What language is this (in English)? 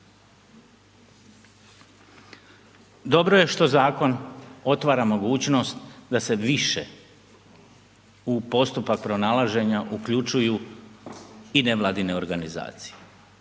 Croatian